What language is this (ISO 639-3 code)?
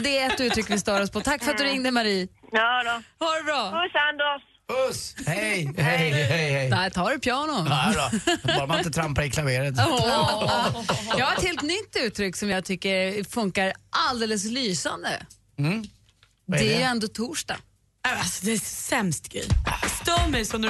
swe